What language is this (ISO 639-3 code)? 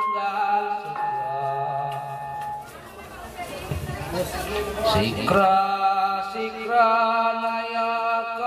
ind